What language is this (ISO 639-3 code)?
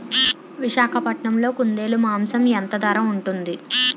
tel